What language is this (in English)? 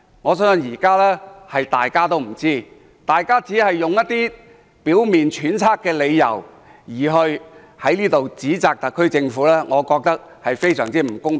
Cantonese